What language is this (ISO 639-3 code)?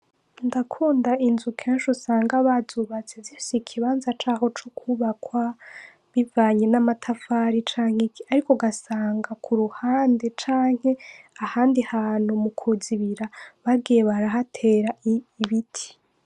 run